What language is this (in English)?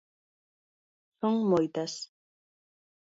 Galician